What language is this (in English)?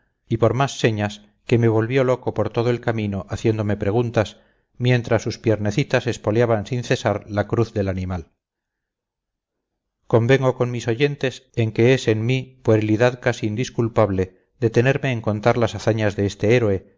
Spanish